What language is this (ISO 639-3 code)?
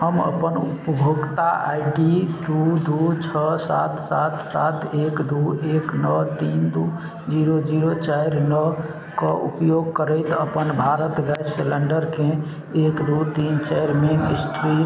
mai